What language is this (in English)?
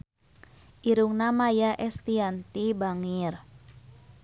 Sundanese